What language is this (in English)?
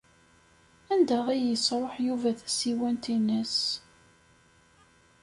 Kabyle